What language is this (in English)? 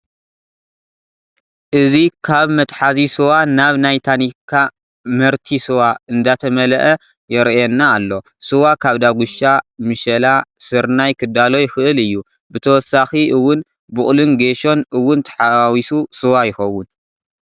Tigrinya